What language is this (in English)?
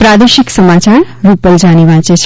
Gujarati